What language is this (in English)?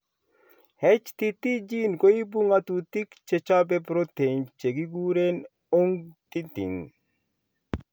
Kalenjin